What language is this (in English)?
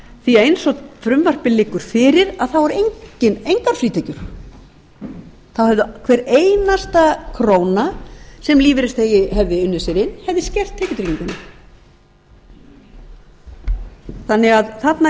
Icelandic